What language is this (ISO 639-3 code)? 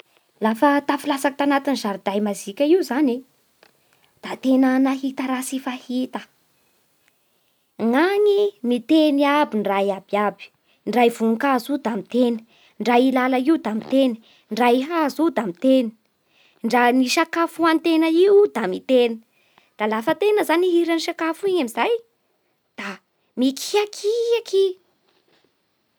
bhr